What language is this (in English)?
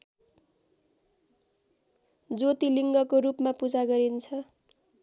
Nepali